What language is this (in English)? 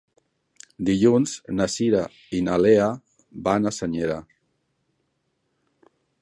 Catalan